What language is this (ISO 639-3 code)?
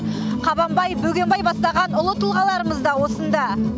kaz